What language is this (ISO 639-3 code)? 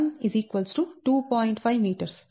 tel